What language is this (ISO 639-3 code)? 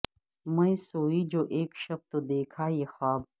urd